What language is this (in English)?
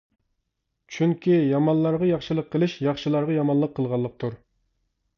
Uyghur